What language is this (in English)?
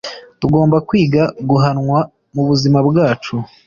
Kinyarwanda